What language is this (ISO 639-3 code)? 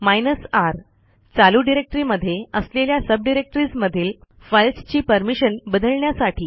mar